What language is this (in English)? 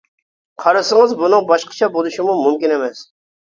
Uyghur